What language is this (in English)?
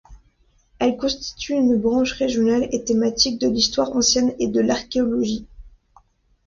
French